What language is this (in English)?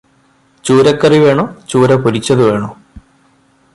Malayalam